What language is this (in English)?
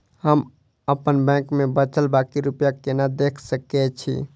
Maithili